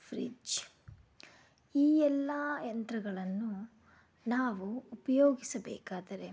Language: Kannada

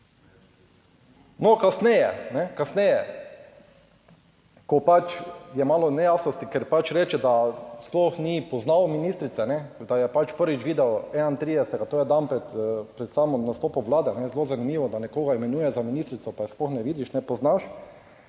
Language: Slovenian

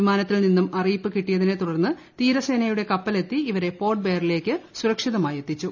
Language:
Malayalam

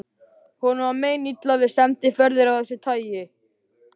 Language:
Icelandic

